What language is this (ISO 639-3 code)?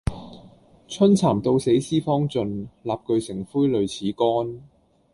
yue